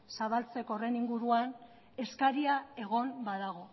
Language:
Basque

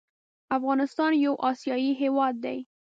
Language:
Pashto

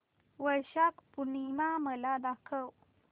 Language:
Marathi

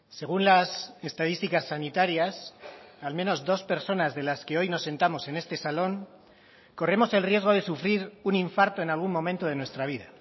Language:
Spanish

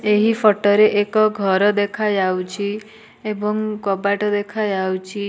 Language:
Odia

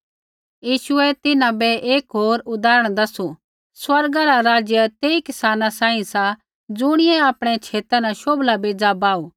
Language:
Kullu Pahari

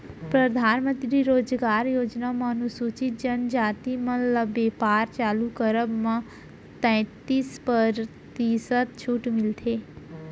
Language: Chhattisgarhi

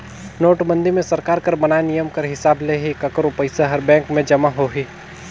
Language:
Chhattisgarhi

